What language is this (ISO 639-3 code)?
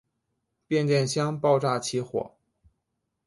zho